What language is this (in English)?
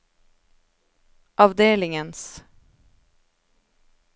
Norwegian